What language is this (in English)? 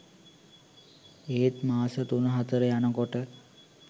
Sinhala